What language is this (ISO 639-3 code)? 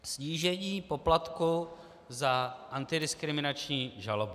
ces